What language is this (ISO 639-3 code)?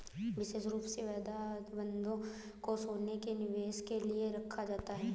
hin